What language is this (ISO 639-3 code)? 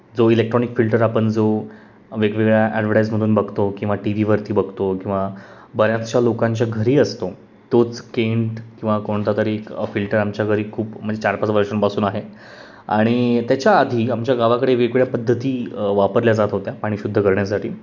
mar